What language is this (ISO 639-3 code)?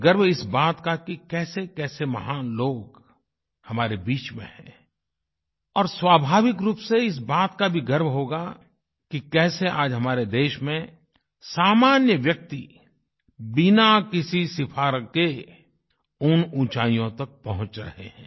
hin